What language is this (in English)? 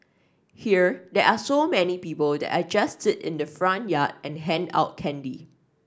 English